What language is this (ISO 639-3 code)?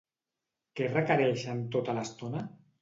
cat